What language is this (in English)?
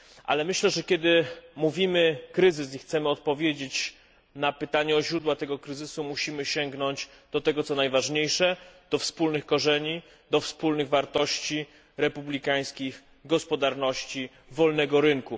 Polish